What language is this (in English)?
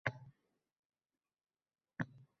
Uzbek